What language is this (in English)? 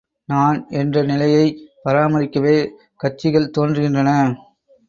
Tamil